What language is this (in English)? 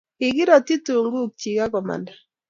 Kalenjin